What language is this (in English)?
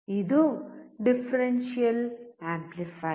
Kannada